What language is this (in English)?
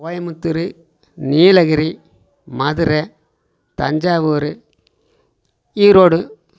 Tamil